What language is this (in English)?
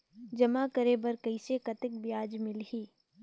Chhattisgarhi